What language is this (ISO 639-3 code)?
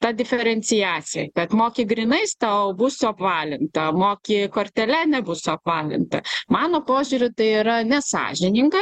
lit